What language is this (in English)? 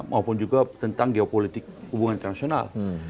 Indonesian